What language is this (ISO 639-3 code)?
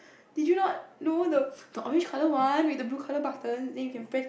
eng